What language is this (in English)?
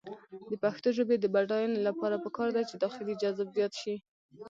Pashto